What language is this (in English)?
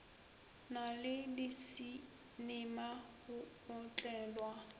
Northern Sotho